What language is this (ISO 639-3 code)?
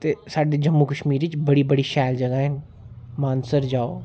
doi